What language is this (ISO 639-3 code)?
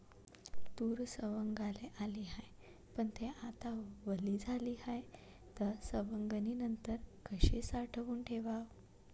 mar